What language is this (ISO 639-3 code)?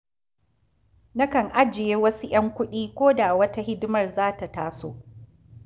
hau